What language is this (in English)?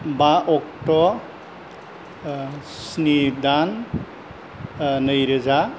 Bodo